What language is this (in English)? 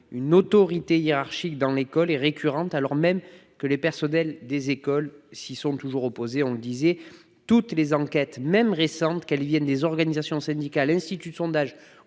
French